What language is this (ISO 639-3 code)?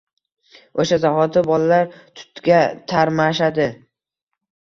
uzb